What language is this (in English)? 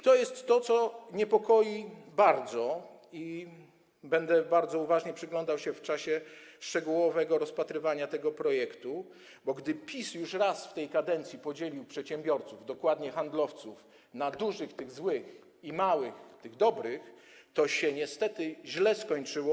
Polish